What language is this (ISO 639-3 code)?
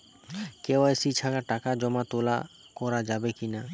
ben